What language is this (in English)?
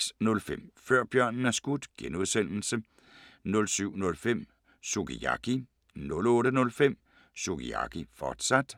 Danish